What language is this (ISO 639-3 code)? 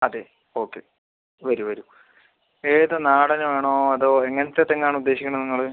mal